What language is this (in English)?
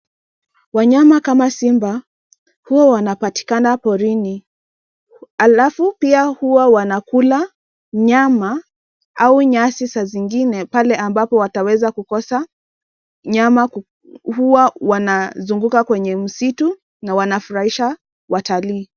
Swahili